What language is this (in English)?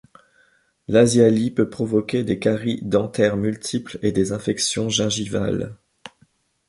French